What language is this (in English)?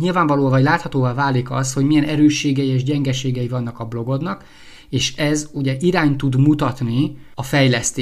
Hungarian